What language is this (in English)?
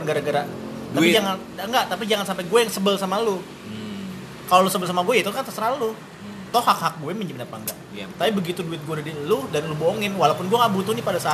Indonesian